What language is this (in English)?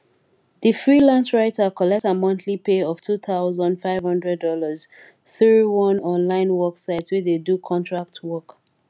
Nigerian Pidgin